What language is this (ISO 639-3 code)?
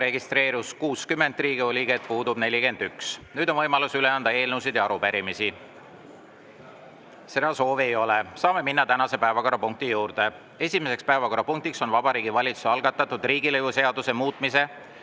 est